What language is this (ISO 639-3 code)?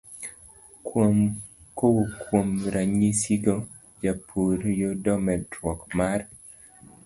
luo